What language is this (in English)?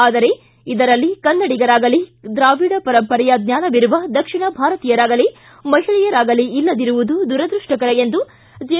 Kannada